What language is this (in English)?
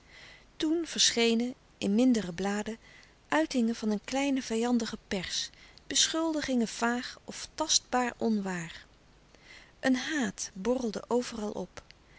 Dutch